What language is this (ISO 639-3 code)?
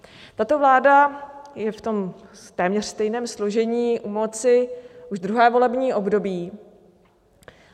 ces